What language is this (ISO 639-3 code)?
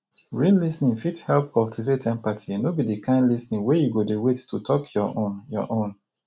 pcm